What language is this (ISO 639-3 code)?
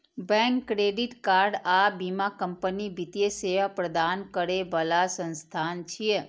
mai